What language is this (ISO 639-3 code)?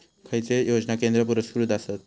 mar